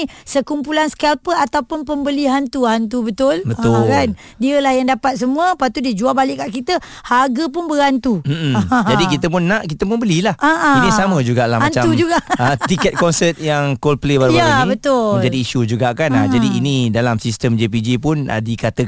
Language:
Malay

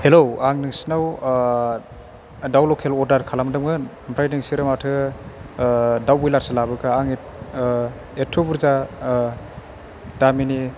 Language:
Bodo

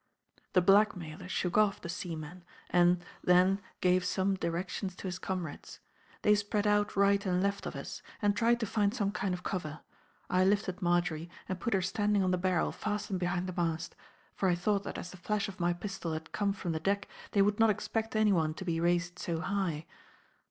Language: English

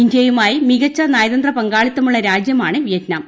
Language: Malayalam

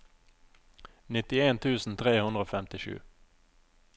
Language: Norwegian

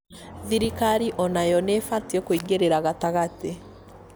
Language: Kikuyu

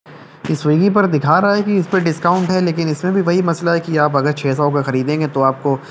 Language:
Urdu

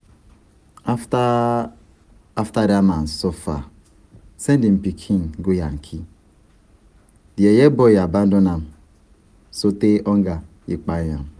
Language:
Nigerian Pidgin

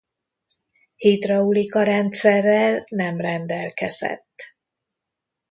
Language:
Hungarian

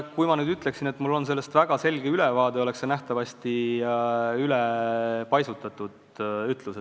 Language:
Estonian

